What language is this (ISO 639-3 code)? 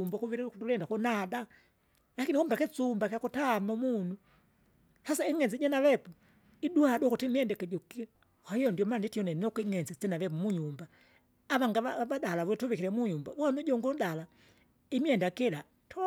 zga